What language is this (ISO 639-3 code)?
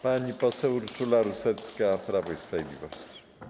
pol